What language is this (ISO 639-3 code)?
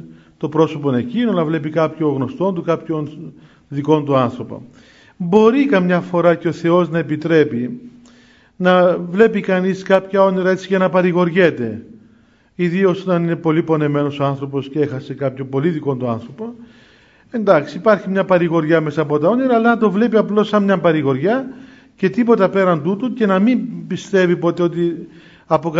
ell